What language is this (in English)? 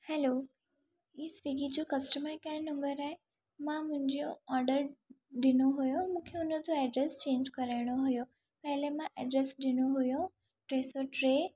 Sindhi